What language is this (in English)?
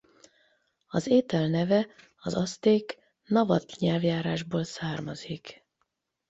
Hungarian